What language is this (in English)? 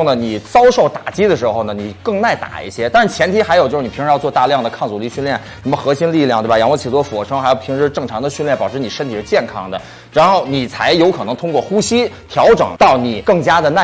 Chinese